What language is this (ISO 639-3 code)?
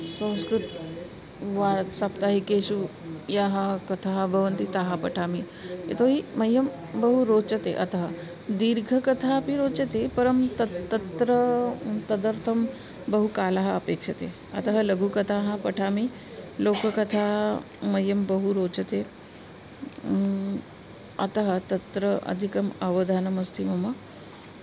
san